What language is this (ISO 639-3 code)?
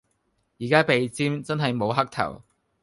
yue